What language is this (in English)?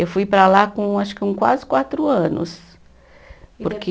Portuguese